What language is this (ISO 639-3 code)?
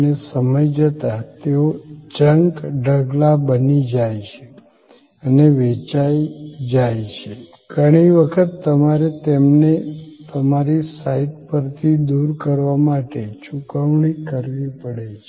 guj